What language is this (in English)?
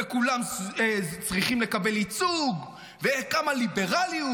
Hebrew